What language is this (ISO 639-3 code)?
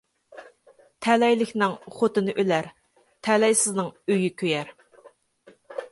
uig